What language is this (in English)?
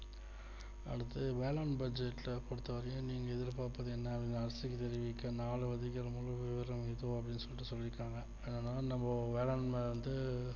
Tamil